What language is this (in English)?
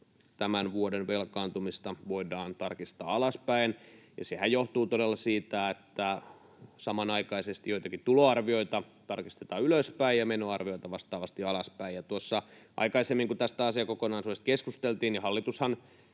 Finnish